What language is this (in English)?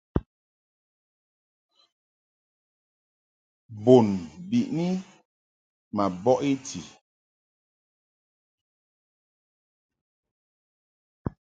Mungaka